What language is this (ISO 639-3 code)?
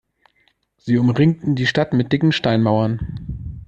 deu